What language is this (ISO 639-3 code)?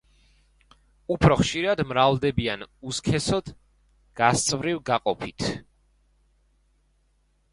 kat